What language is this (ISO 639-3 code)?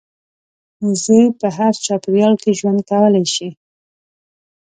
pus